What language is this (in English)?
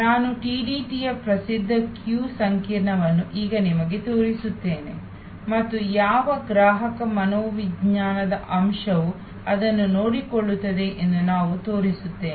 Kannada